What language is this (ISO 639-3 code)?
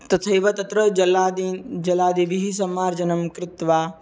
san